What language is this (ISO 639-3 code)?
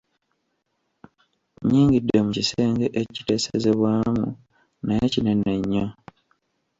lug